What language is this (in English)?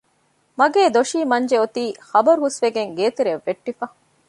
Divehi